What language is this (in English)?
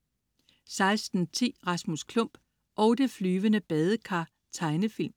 Danish